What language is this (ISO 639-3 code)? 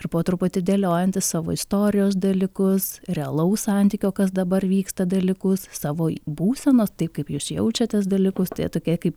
lit